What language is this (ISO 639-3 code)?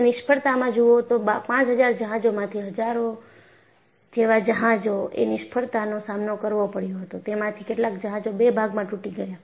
guj